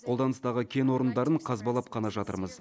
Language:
Kazakh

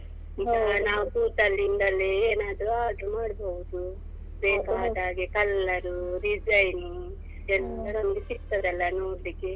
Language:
Kannada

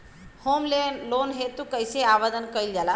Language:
Bhojpuri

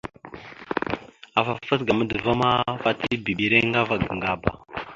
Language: Mada (Cameroon)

